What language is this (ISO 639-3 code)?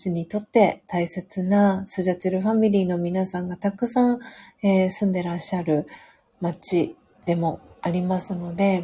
jpn